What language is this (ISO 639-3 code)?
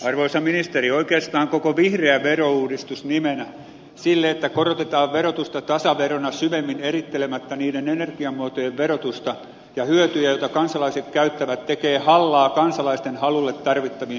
fin